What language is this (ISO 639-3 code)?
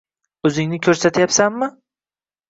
uzb